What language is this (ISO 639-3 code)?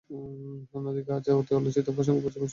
ben